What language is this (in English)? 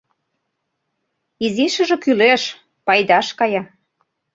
Mari